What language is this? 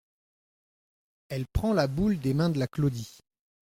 French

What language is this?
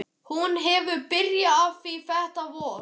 Icelandic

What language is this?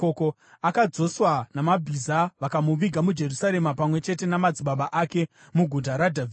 Shona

